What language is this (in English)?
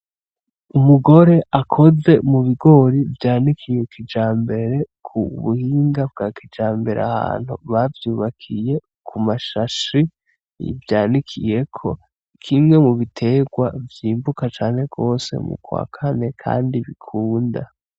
Rundi